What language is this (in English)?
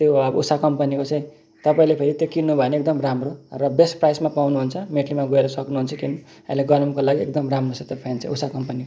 Nepali